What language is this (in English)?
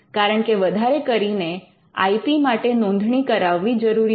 Gujarati